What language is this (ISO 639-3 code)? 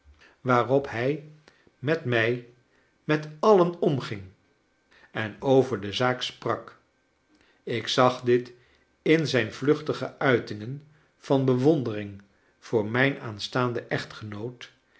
nld